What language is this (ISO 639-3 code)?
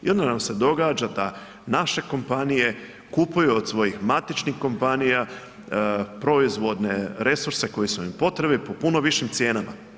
hrv